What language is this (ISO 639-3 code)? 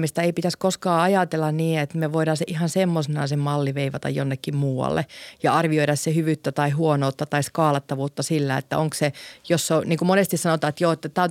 fin